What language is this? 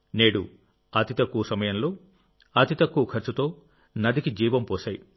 Telugu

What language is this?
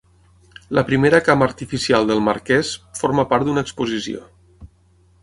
Catalan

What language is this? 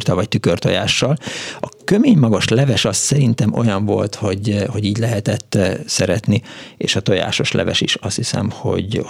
Hungarian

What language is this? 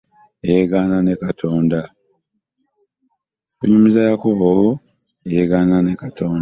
Ganda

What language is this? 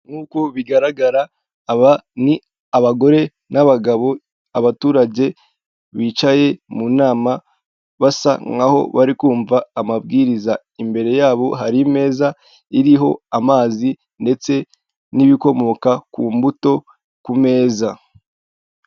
Kinyarwanda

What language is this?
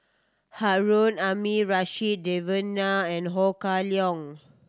English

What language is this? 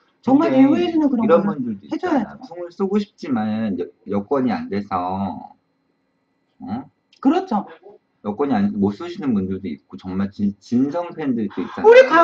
Korean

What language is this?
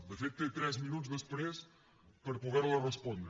Catalan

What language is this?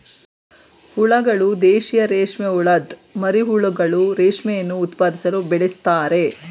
Kannada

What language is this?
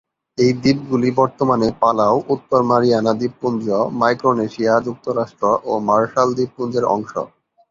Bangla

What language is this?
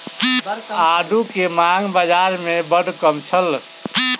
Maithili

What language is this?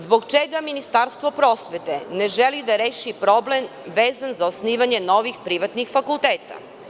Serbian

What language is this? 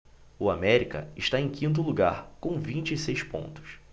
Portuguese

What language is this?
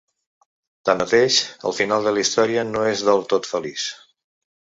Catalan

